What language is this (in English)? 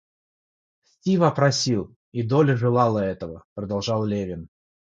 Russian